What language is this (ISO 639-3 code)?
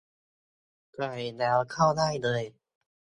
tha